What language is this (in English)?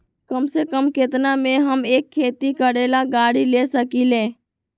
Magahi